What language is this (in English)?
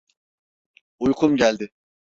Turkish